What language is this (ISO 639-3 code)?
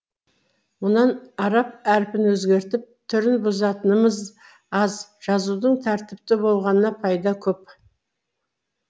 kaz